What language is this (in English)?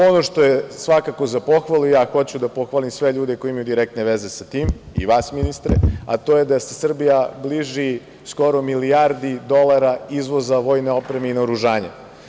Serbian